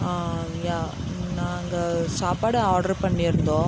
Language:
Tamil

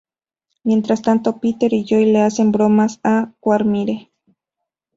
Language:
Spanish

